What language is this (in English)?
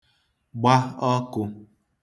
Igbo